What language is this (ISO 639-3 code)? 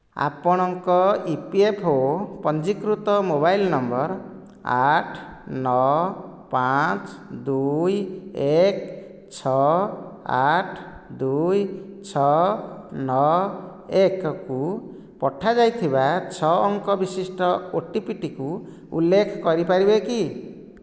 ori